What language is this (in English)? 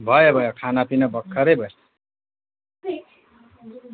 Nepali